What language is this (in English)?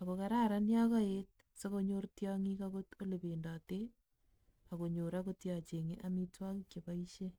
Kalenjin